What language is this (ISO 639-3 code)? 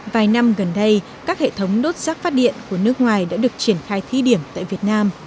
vie